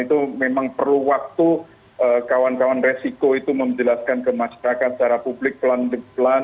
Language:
Indonesian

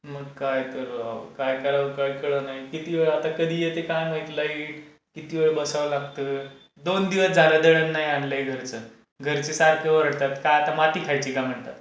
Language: Marathi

